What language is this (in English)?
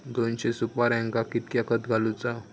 Marathi